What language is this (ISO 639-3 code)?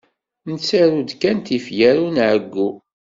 kab